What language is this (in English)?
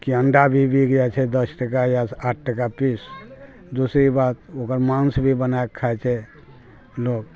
Maithili